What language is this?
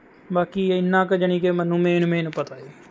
Punjabi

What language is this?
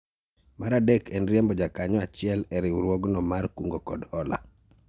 Luo (Kenya and Tanzania)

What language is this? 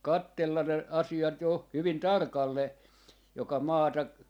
Finnish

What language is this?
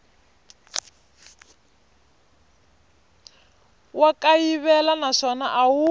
Tsonga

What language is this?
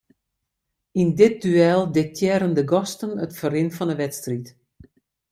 Western Frisian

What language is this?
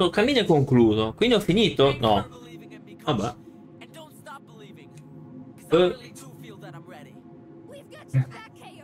Italian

